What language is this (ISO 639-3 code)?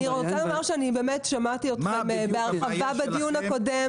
heb